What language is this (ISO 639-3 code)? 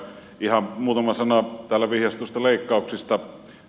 fin